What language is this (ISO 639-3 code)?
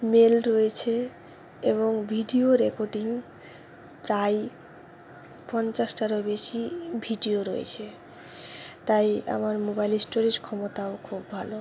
ben